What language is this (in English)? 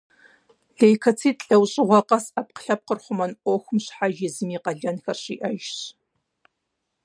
Kabardian